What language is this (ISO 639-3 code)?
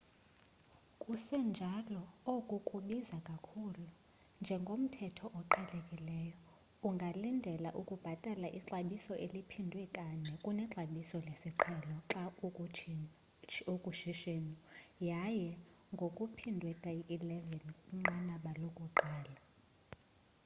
xho